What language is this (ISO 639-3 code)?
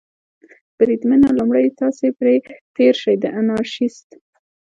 pus